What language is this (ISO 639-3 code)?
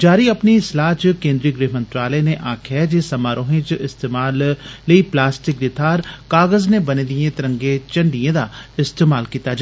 doi